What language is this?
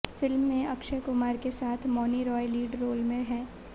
Hindi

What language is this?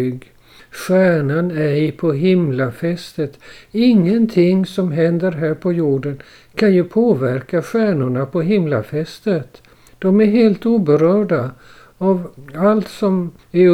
Swedish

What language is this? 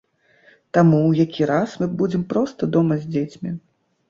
Belarusian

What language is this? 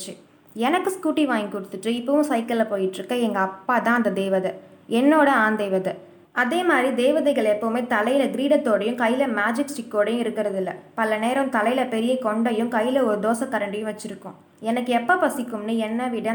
Tamil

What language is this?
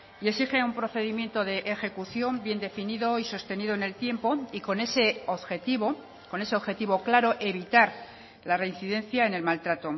Spanish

